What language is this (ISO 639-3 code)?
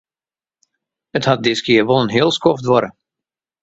fry